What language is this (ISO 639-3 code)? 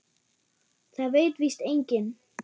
isl